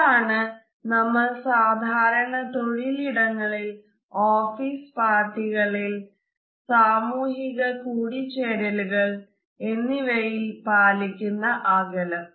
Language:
Malayalam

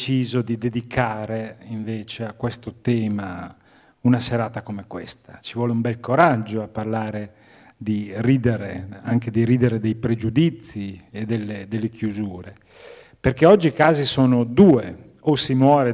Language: Italian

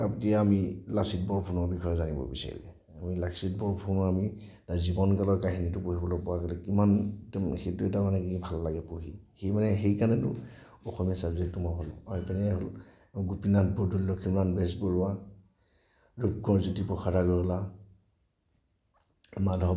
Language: Assamese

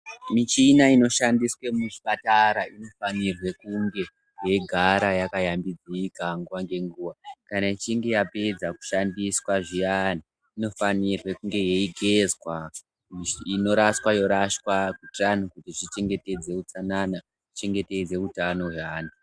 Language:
Ndau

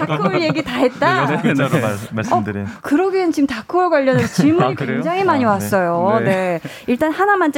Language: Korean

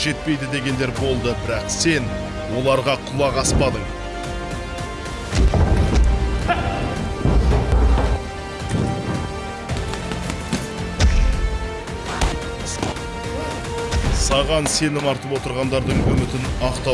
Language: Turkish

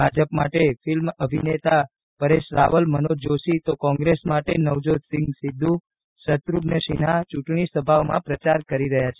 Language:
Gujarati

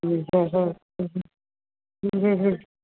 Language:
Gujarati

